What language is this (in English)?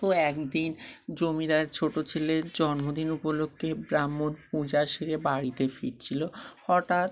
Bangla